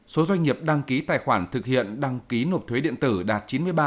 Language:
Vietnamese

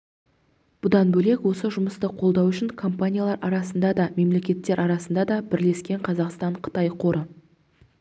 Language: Kazakh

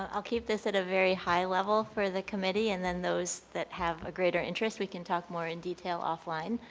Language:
English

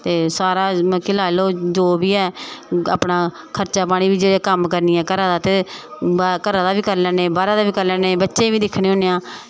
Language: Dogri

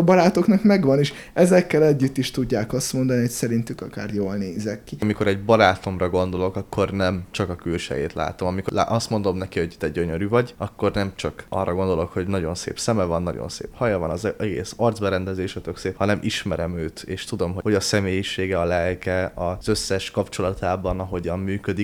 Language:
Hungarian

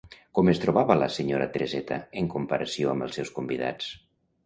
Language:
Catalan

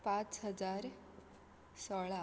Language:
Konkani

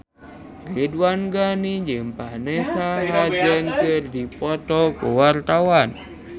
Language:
Sundanese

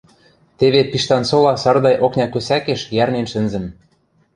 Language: Western Mari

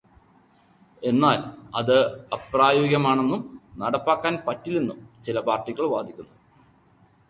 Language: Malayalam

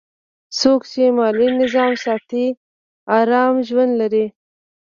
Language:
Pashto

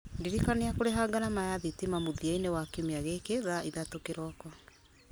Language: Kikuyu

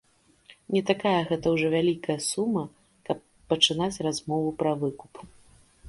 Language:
Belarusian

